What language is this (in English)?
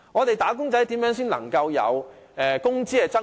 Cantonese